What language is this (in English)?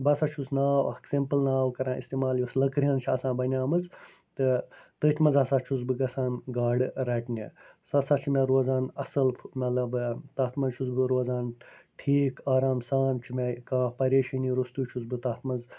Kashmiri